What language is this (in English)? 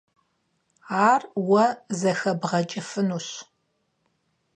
Kabardian